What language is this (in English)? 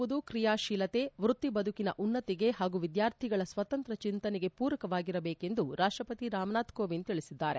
Kannada